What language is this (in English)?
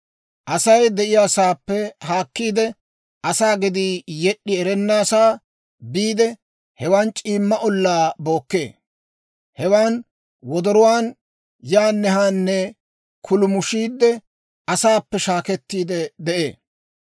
Dawro